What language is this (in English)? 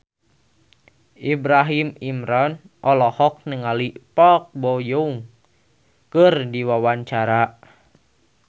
Sundanese